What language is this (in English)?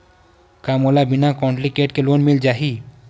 Chhattisgarhi